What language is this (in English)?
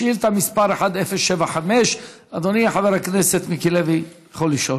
Hebrew